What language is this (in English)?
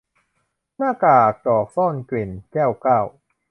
Thai